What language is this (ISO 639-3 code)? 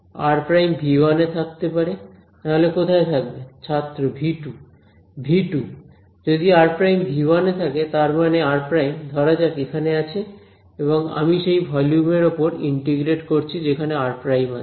ben